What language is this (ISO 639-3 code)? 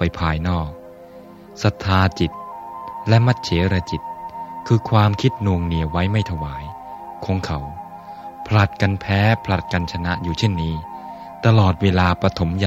tha